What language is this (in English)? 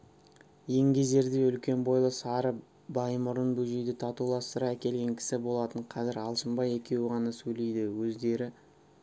Kazakh